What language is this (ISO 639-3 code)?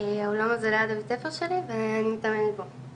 heb